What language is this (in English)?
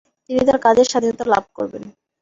Bangla